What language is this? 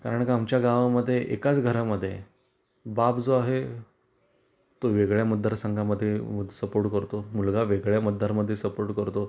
Marathi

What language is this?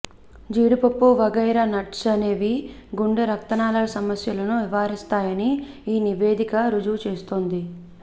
Telugu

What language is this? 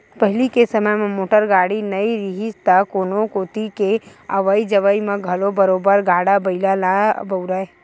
Chhattisgarhi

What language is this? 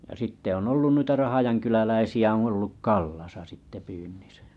Finnish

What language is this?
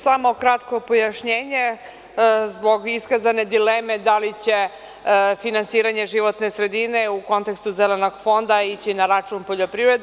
Serbian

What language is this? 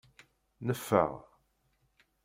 Kabyle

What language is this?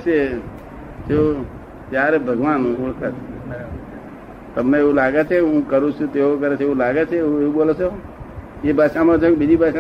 Gujarati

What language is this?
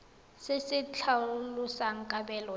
Tswana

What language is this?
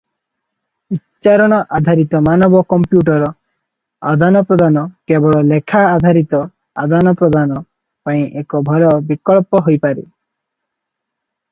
Odia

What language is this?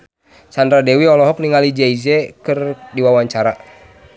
Sundanese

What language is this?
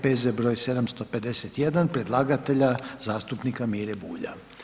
Croatian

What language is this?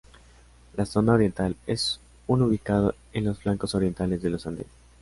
Spanish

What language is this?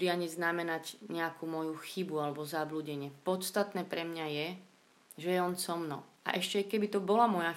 Slovak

